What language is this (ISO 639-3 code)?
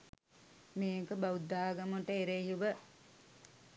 sin